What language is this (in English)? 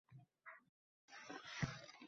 Uzbek